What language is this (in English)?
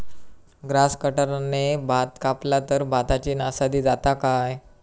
Marathi